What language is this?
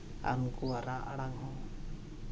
Santali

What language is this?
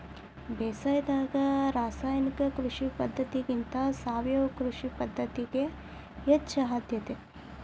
Kannada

